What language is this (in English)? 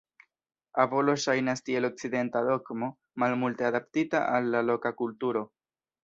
Esperanto